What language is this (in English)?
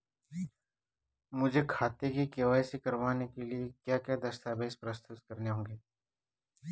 Hindi